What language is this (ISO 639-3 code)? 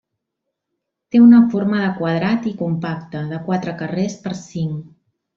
cat